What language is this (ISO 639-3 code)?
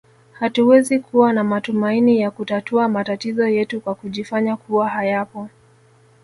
swa